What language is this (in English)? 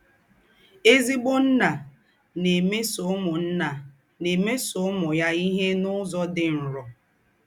Igbo